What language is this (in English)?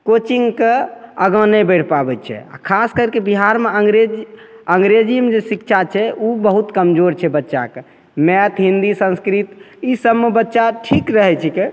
Maithili